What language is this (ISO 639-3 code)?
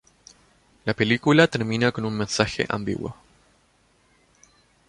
spa